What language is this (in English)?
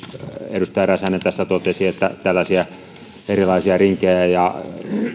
Finnish